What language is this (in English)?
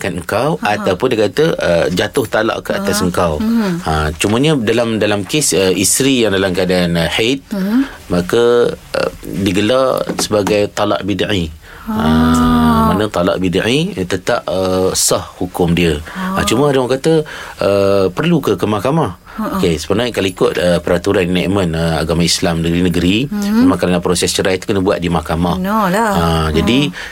Malay